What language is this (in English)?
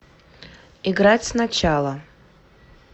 Russian